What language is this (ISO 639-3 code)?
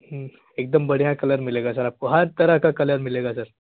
hin